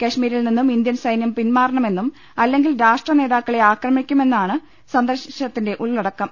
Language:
Malayalam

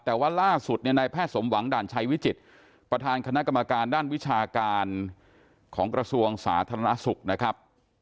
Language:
Thai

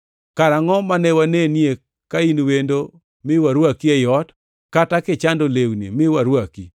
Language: Luo (Kenya and Tanzania)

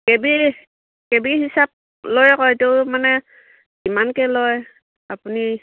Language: Assamese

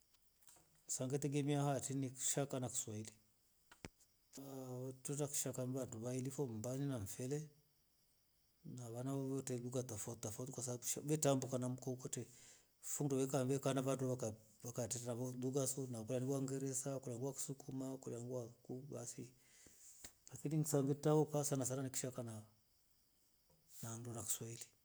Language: Rombo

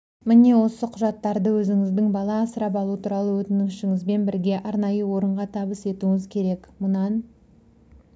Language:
Kazakh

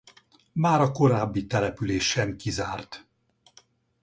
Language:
Hungarian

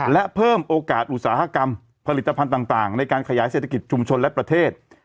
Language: Thai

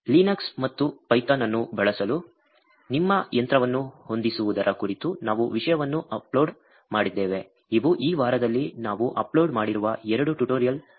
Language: Kannada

